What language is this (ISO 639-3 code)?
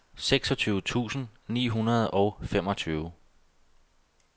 dan